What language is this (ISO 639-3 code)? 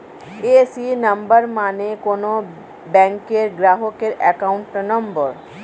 ben